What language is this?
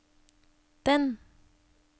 Norwegian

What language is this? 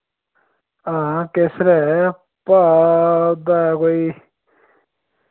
Dogri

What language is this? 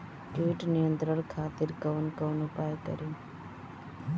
Bhojpuri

